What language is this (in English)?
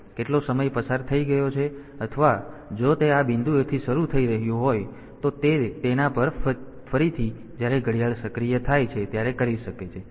Gujarati